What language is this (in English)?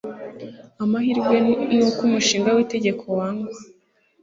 Kinyarwanda